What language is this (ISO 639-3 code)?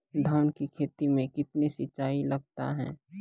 mai